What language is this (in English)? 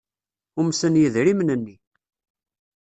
Kabyle